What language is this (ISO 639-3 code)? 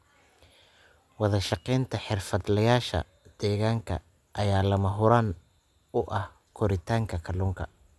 som